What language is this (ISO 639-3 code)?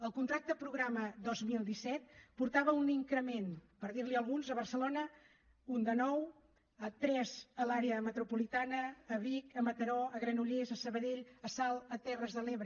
cat